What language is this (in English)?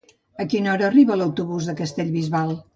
Catalan